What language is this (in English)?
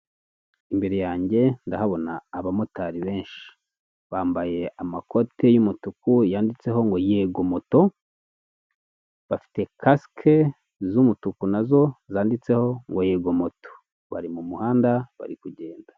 Kinyarwanda